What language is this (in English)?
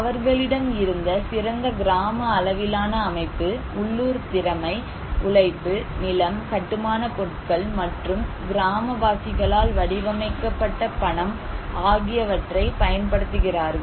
Tamil